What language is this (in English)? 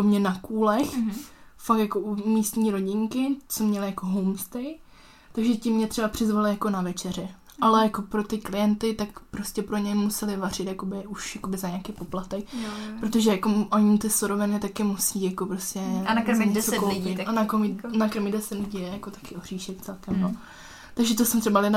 Czech